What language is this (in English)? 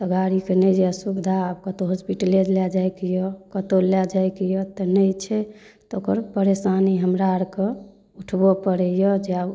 Maithili